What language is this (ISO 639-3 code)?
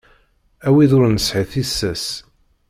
kab